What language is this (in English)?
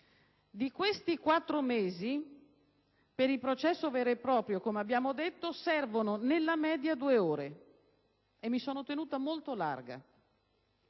Italian